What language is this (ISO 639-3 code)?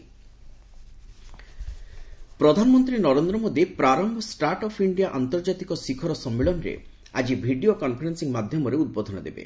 ori